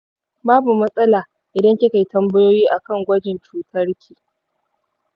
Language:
Hausa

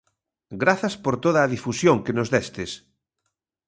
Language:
Galician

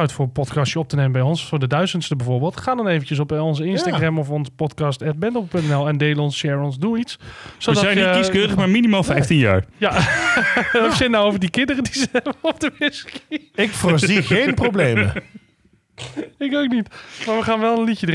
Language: Dutch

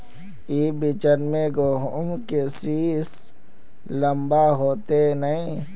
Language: Magahi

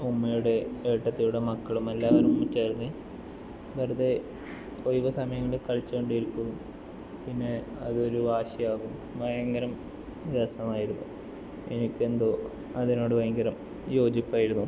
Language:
Malayalam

